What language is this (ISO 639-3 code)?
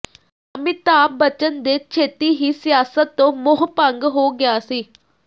pan